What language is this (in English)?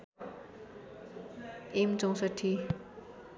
Nepali